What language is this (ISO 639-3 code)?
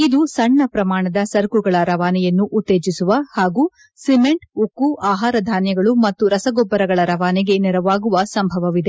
kan